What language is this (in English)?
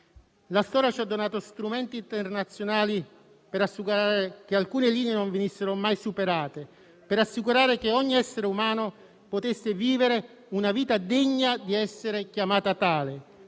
Italian